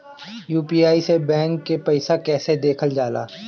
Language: Bhojpuri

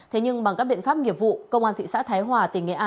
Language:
Vietnamese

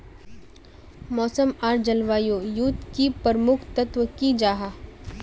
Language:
Magahi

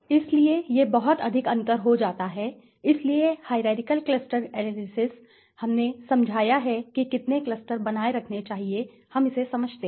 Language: Hindi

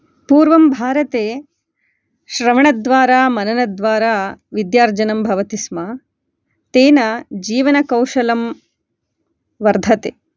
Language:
Sanskrit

